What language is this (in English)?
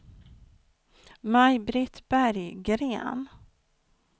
Swedish